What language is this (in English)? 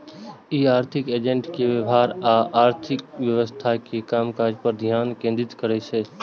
Maithili